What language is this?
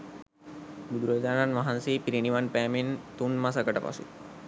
Sinhala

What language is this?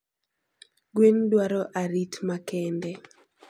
Luo (Kenya and Tanzania)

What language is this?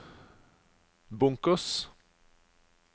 Norwegian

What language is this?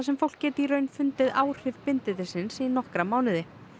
Icelandic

